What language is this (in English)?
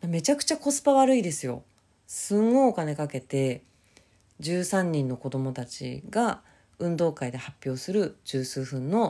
Japanese